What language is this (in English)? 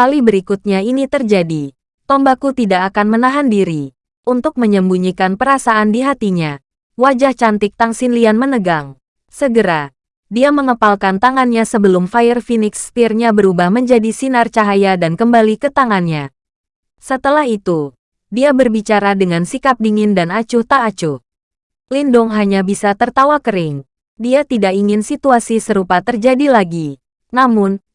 Indonesian